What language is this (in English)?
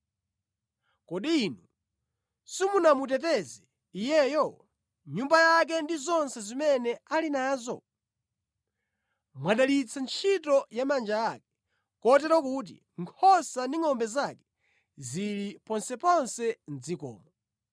Nyanja